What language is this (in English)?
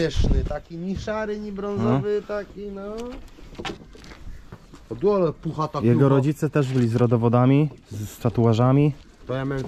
Polish